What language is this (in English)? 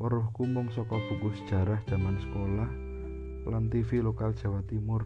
Indonesian